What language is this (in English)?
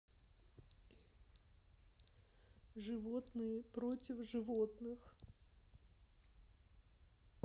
Russian